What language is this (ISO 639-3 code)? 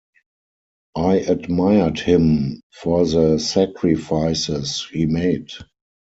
eng